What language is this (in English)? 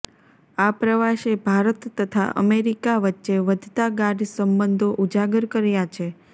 Gujarati